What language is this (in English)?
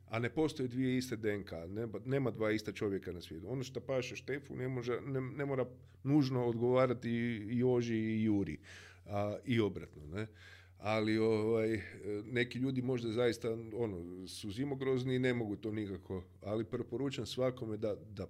Croatian